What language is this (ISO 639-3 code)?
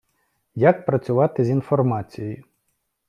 ukr